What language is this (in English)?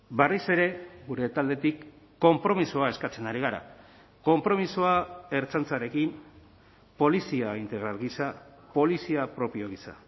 Basque